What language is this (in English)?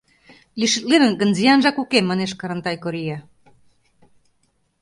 Mari